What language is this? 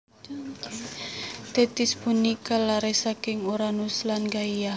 Javanese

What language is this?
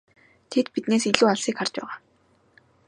Mongolian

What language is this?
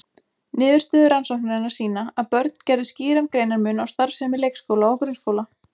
Icelandic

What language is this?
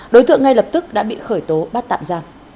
Vietnamese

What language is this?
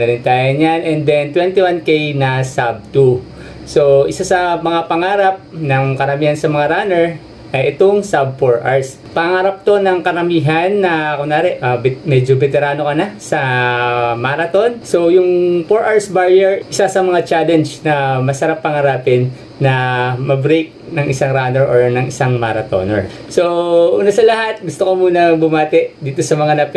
Filipino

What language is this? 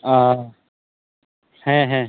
Santali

